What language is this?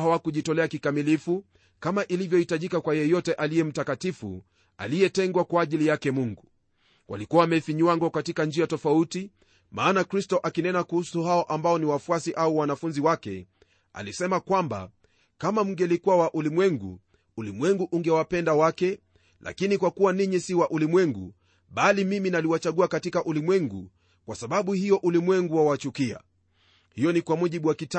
Swahili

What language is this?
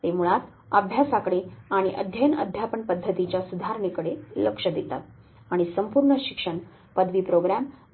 Marathi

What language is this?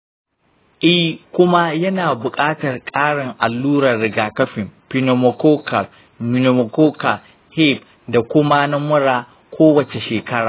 Hausa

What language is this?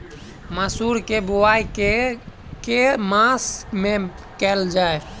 Maithili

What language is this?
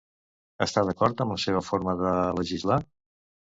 Catalan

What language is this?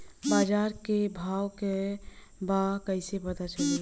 Bhojpuri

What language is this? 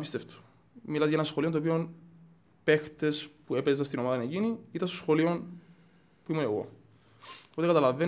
Greek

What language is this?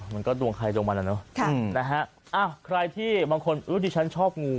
Thai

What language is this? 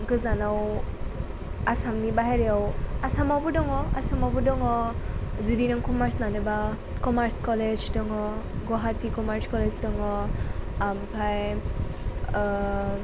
Bodo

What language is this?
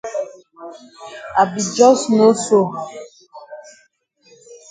Cameroon Pidgin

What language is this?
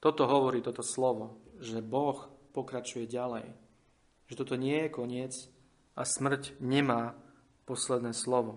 Slovak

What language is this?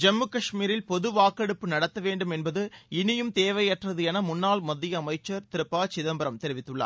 Tamil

